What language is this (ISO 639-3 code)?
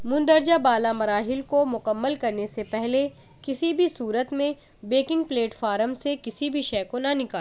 urd